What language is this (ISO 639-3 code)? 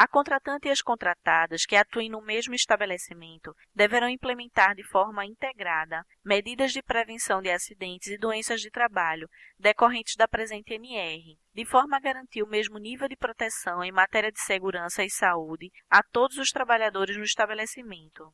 por